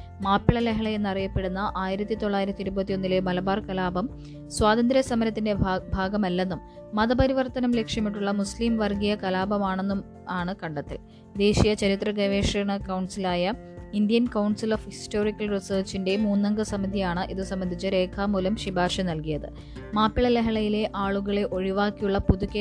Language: Malayalam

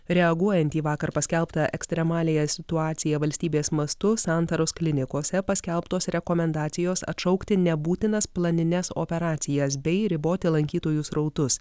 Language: Lithuanian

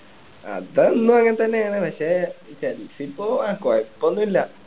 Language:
Malayalam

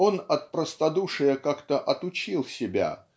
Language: Russian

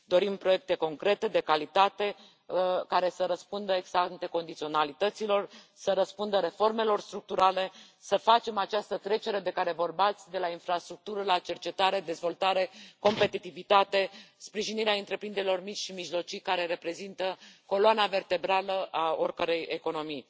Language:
Romanian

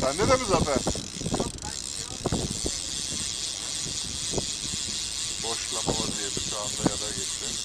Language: Turkish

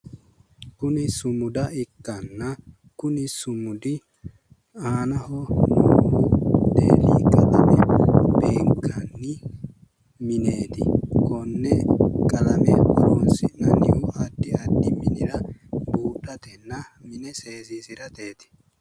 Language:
Sidamo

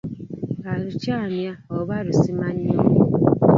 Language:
Ganda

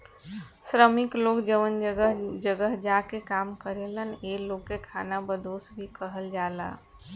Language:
Bhojpuri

